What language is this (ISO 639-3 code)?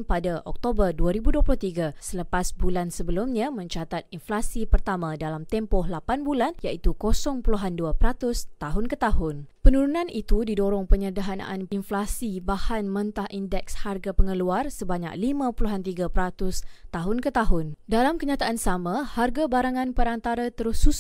msa